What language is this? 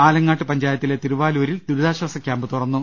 Malayalam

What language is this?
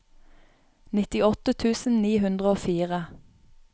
Norwegian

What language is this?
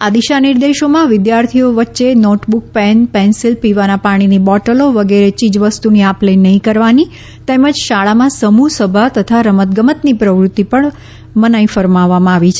Gujarati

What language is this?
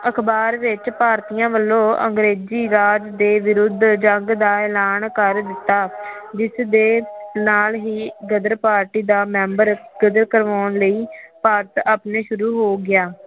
Punjabi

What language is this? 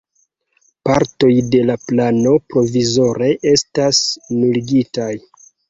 Esperanto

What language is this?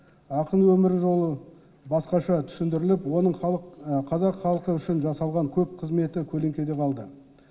Kazakh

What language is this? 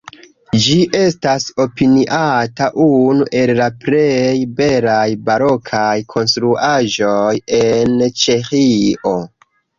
Esperanto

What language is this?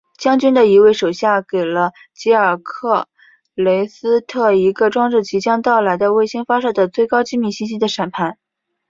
Chinese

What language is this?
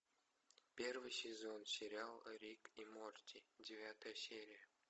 Russian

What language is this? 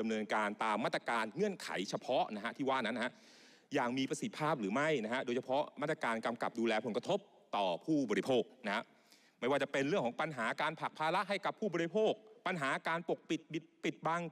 Thai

